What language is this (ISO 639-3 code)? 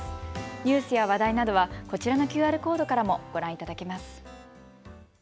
jpn